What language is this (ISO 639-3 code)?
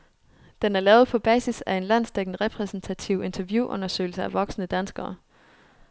dan